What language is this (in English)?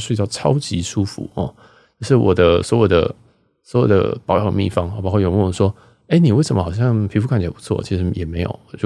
Chinese